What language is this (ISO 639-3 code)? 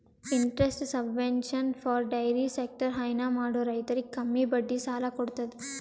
kan